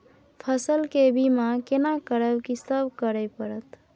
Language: Maithili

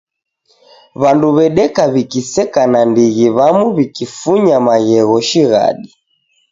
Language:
Taita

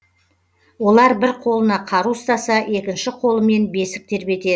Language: Kazakh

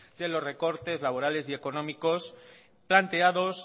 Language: Spanish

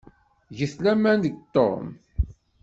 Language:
Kabyle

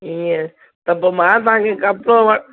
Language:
Sindhi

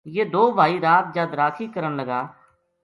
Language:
Gujari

